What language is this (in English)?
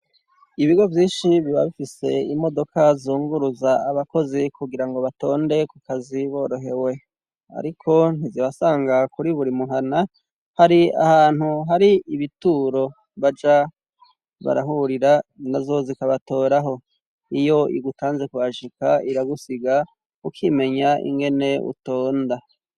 Rundi